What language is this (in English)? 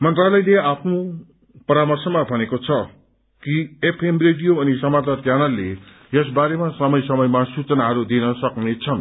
Nepali